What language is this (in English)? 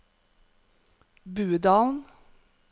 Norwegian